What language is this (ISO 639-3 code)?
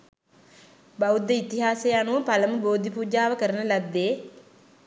sin